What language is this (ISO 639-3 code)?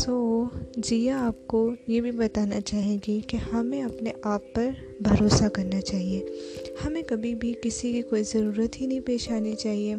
urd